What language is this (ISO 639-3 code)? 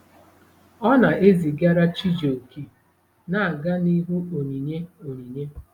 ibo